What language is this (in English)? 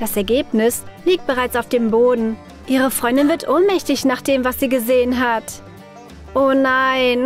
German